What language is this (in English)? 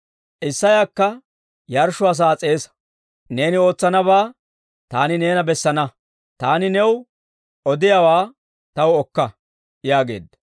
Dawro